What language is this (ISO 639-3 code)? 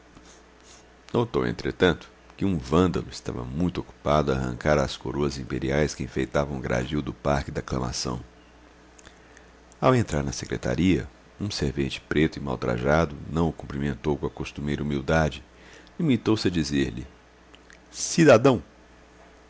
por